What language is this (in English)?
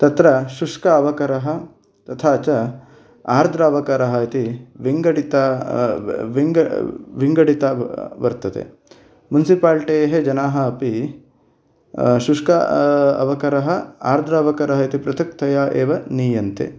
Sanskrit